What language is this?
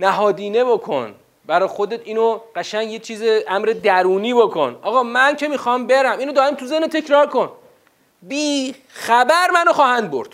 Persian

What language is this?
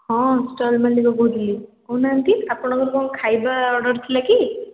Odia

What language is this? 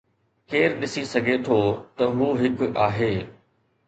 Sindhi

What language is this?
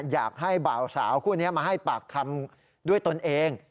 Thai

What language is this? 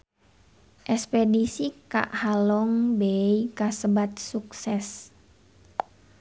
Sundanese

